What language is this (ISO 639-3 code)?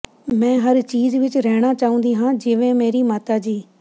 pan